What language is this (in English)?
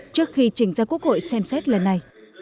Vietnamese